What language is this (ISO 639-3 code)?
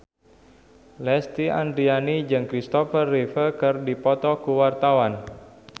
sun